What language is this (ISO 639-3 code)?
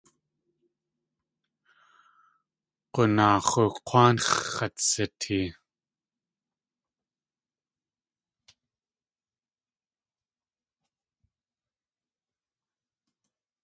tli